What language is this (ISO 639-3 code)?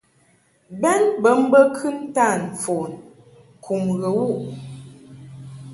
mhk